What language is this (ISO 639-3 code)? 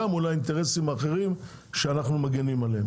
heb